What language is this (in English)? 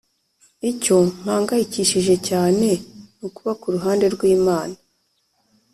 Kinyarwanda